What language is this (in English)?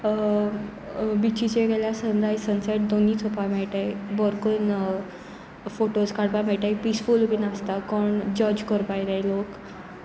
Konkani